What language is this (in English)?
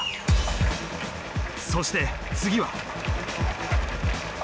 Japanese